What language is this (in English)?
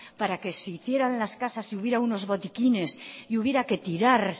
Spanish